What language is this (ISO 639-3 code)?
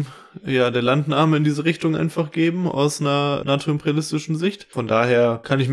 deu